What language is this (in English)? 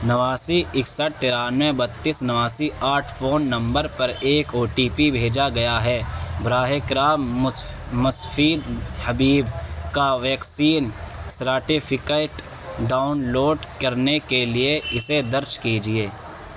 Urdu